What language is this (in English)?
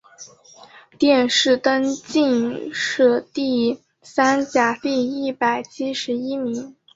Chinese